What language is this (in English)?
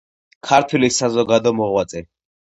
Georgian